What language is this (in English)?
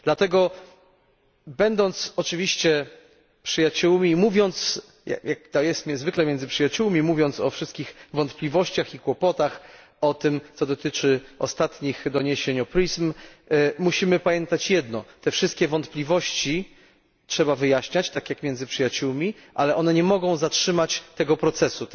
Polish